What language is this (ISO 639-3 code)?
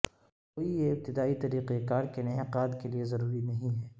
urd